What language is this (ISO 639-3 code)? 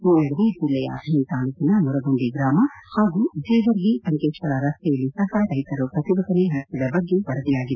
kan